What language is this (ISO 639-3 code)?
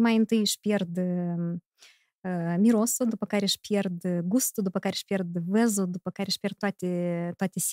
ron